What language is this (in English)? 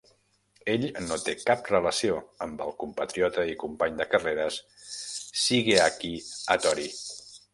Catalan